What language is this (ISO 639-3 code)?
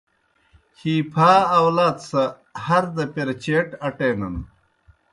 plk